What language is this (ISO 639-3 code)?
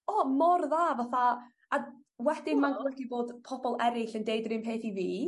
cym